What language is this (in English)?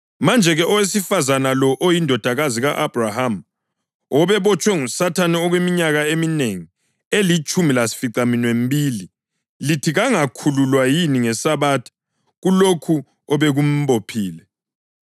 North Ndebele